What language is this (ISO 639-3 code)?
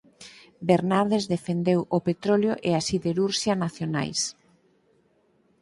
glg